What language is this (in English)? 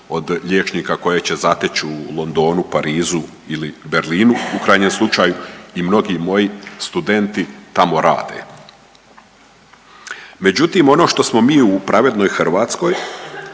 Croatian